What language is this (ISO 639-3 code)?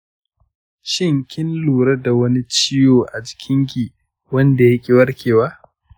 hau